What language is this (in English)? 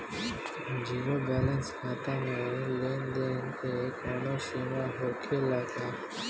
Bhojpuri